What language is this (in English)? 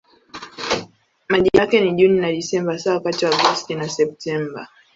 Swahili